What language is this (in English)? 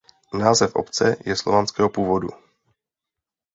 Czech